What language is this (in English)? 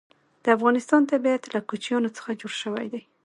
Pashto